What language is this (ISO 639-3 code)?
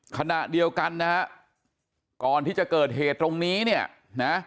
tha